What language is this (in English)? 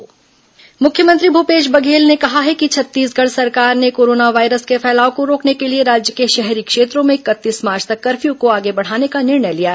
Hindi